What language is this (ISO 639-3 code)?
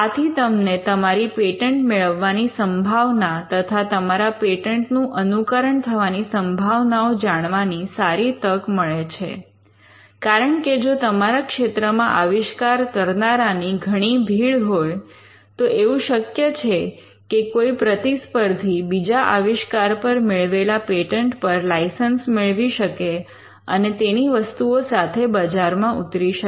guj